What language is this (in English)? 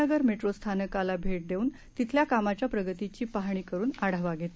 Marathi